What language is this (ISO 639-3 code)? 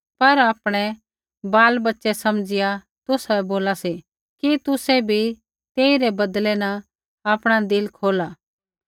kfx